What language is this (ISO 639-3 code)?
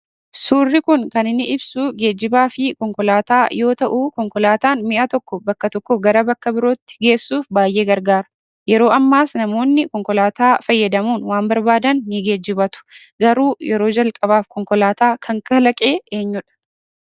orm